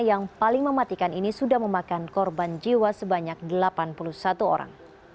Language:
Indonesian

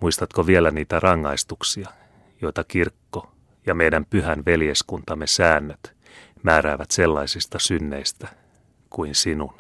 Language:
Finnish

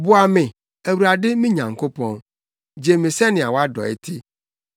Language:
Akan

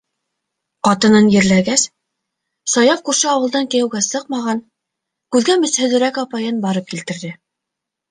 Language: Bashkir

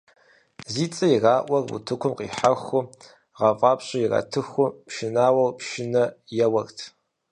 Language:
Kabardian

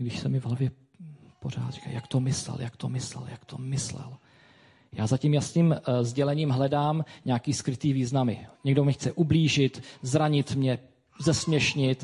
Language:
Czech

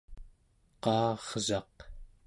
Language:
Central Yupik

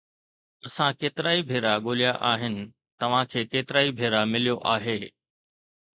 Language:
Sindhi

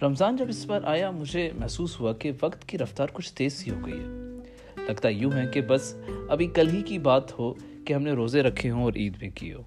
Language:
Urdu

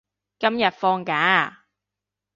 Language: Cantonese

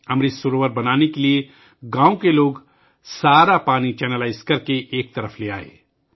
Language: Urdu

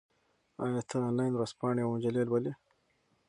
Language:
Pashto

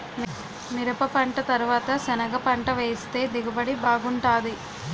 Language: Telugu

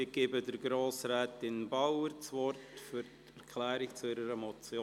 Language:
Swiss German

